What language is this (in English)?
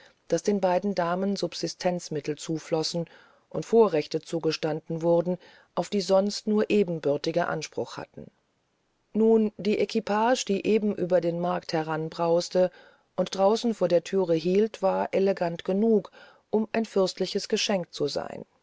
German